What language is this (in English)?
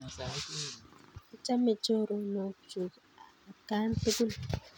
Kalenjin